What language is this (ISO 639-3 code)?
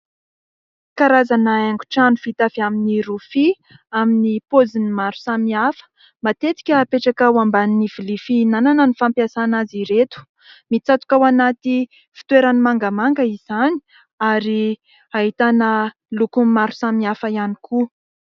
mlg